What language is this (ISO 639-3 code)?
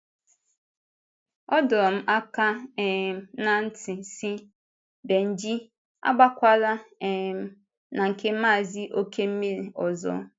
ibo